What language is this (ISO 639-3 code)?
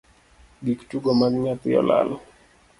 luo